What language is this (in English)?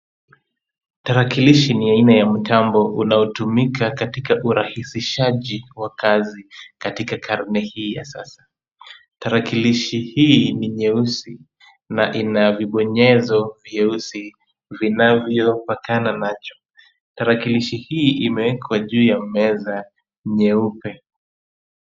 Swahili